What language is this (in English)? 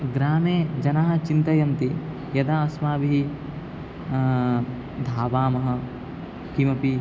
Sanskrit